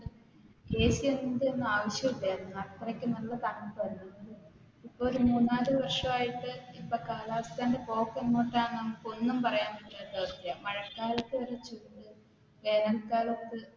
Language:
Malayalam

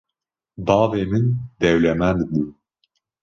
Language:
Kurdish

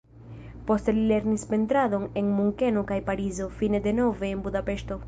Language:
Esperanto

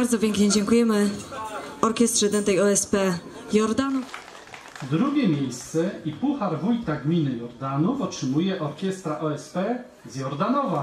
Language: Polish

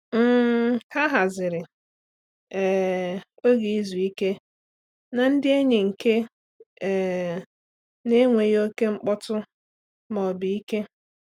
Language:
Igbo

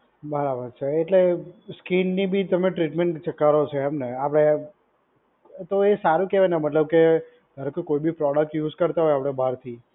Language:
Gujarati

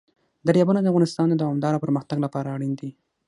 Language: Pashto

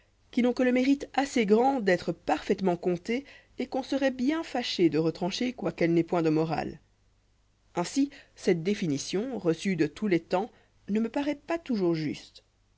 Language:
French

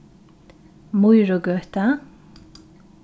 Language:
Faroese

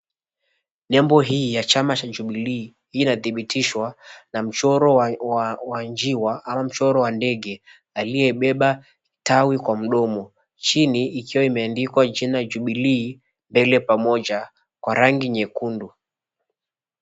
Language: Swahili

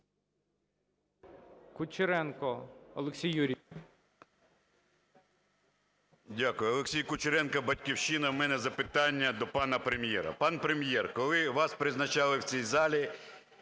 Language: Ukrainian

